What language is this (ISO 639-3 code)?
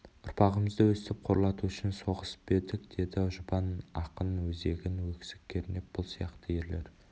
kaz